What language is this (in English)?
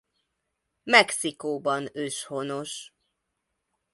Hungarian